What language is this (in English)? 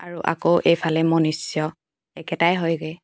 Assamese